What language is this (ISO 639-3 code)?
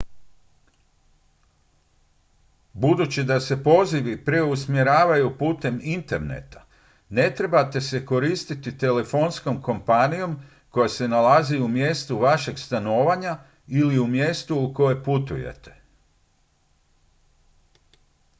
hrv